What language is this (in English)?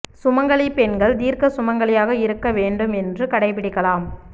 Tamil